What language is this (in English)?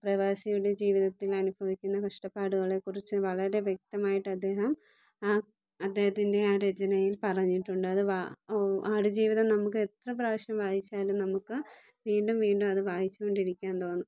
Malayalam